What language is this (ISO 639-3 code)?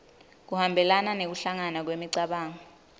ssw